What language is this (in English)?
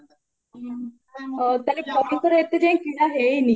Odia